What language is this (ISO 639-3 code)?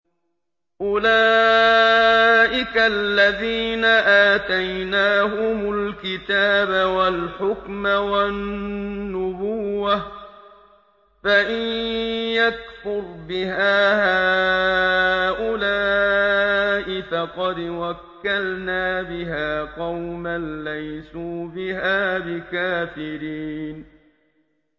ara